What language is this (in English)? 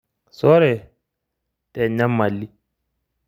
Masai